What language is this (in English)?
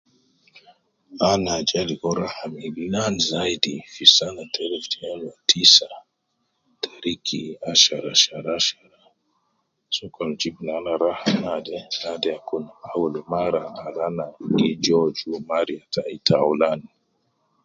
Nubi